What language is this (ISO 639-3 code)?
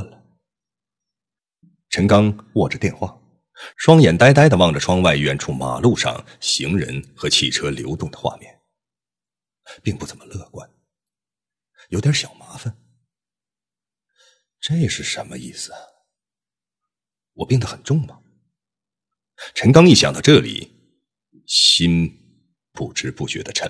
zho